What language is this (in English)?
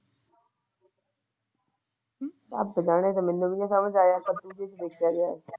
Punjabi